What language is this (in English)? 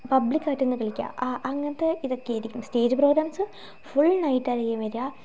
Malayalam